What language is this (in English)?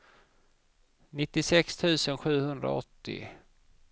Swedish